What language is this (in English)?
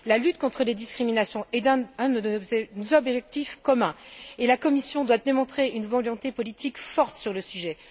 French